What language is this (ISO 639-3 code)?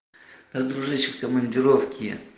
rus